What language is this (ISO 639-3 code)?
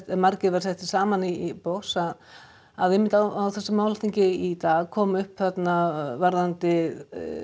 isl